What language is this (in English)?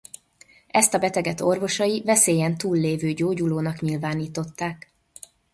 Hungarian